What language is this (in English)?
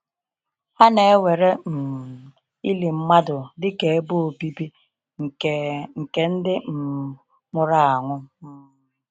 Igbo